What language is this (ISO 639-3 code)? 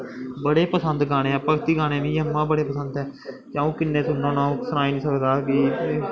doi